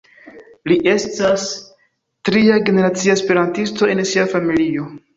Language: Esperanto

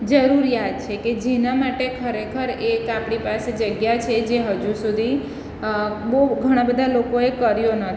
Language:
Gujarati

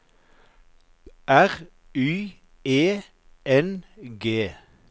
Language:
Norwegian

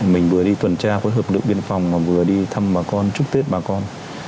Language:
Vietnamese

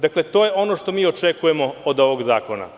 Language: Serbian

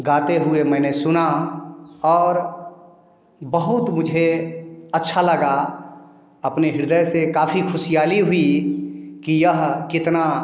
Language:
Hindi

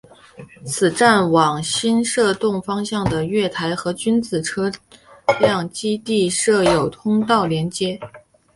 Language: Chinese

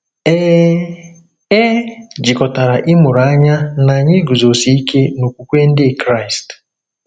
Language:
Igbo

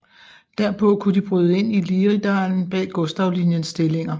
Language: Danish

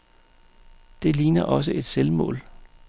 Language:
Danish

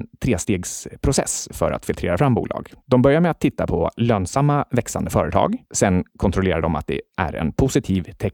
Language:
Swedish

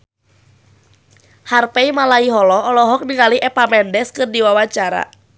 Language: Sundanese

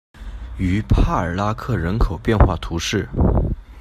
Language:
Chinese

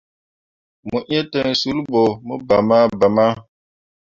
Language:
Mundang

